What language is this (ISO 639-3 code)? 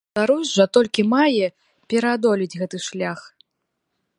bel